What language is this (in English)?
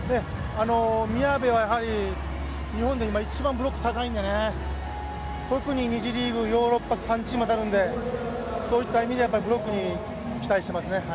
Japanese